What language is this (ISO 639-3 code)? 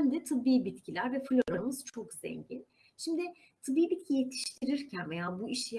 tur